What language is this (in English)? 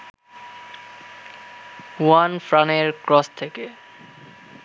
Bangla